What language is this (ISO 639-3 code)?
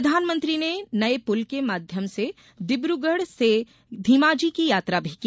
hin